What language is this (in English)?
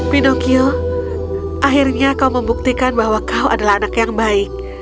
Indonesian